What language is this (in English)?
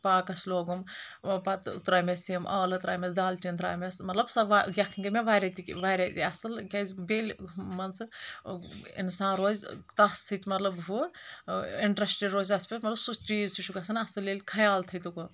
Kashmiri